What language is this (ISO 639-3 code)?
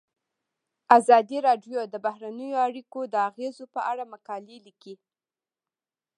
pus